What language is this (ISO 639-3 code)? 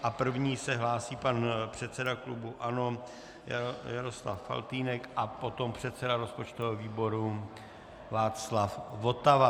ces